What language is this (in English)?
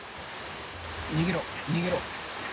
Japanese